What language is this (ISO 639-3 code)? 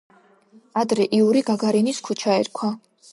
kat